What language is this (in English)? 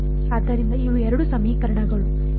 Kannada